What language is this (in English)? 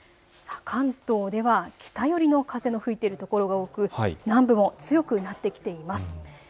Japanese